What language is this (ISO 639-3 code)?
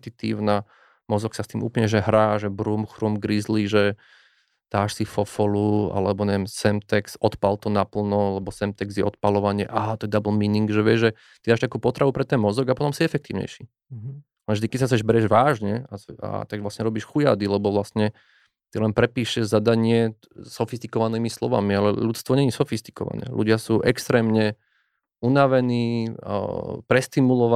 slk